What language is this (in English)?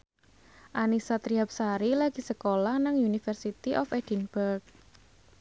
Javanese